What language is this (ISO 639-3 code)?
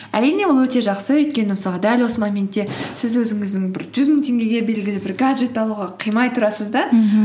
kaz